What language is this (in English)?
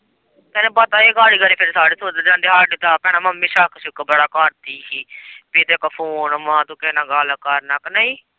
Punjabi